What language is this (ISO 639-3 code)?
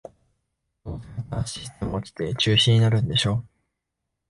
jpn